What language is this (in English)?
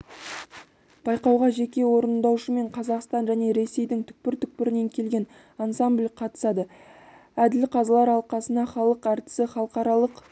Kazakh